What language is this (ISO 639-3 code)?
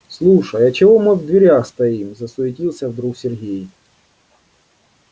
rus